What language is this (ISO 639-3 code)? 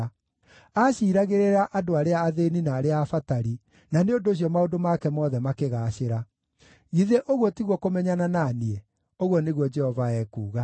kik